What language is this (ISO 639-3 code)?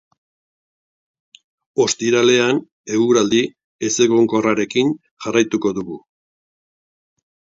eus